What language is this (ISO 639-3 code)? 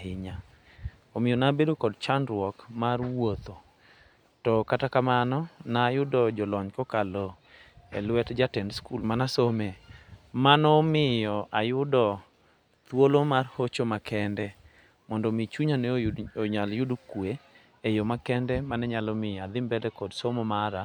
luo